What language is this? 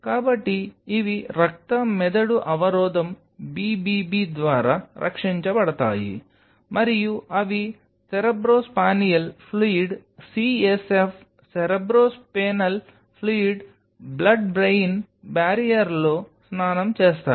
Telugu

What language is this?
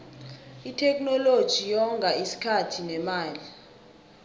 South Ndebele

